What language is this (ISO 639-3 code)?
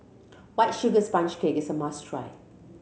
eng